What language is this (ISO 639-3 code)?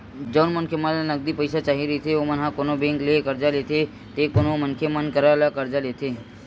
hne